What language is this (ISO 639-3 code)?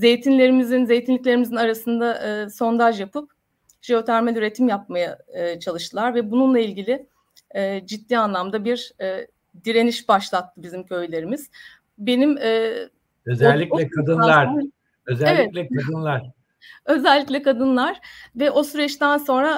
tur